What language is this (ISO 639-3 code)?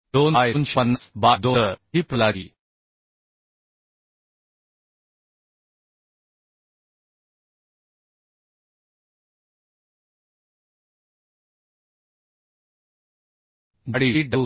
mar